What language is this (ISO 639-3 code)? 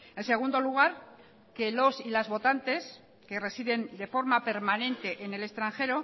spa